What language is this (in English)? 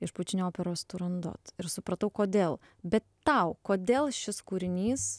Lithuanian